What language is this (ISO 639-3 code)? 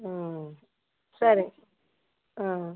tam